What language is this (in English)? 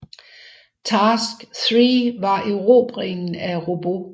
Danish